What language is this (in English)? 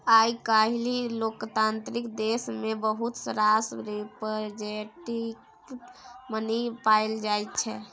Maithili